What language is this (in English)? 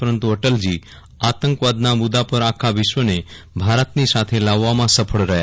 Gujarati